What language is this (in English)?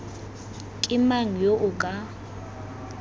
Tswana